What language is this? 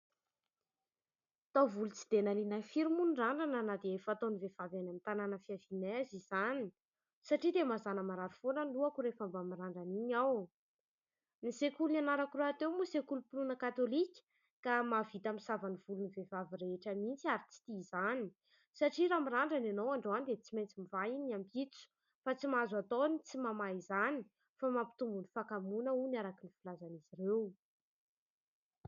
Malagasy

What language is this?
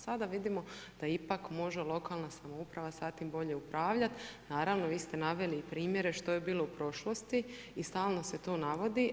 Croatian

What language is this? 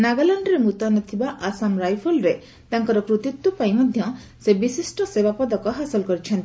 Odia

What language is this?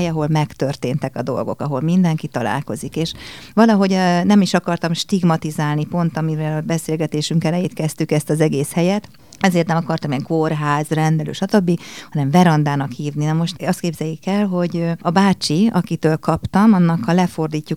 Hungarian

